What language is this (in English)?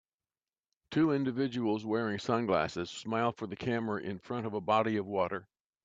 English